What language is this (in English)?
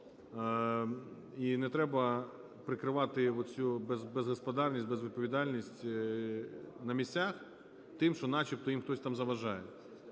Ukrainian